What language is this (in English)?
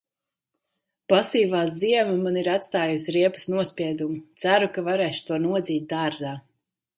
Latvian